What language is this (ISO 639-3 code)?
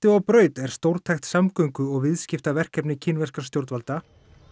isl